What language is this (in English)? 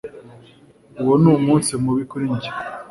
Kinyarwanda